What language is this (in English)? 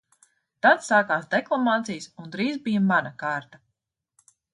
Latvian